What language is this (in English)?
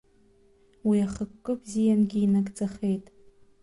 Abkhazian